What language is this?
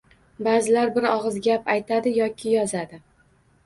Uzbek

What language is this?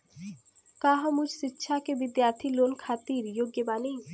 Bhojpuri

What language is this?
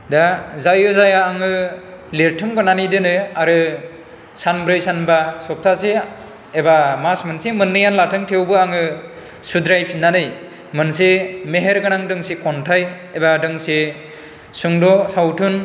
Bodo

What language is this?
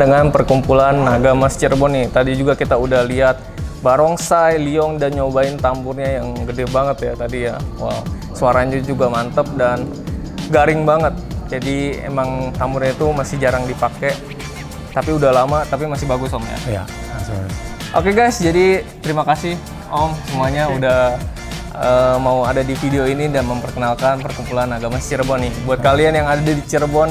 Indonesian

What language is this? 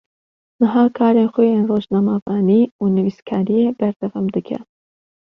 Kurdish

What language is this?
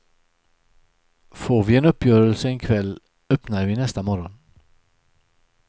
Swedish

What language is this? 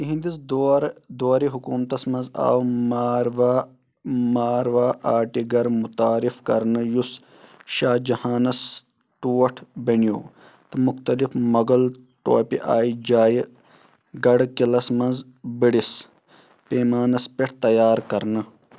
Kashmiri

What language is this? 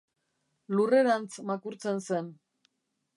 Basque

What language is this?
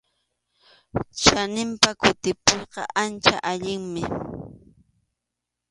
Arequipa-La Unión Quechua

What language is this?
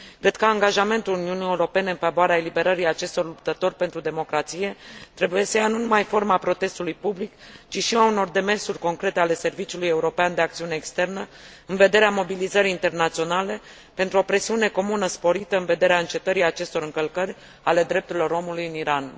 Romanian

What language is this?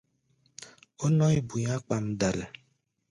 Gbaya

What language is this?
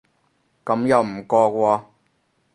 Cantonese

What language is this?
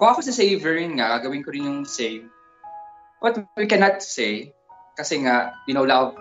Filipino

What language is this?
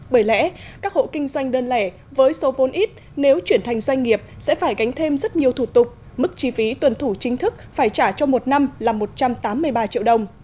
Vietnamese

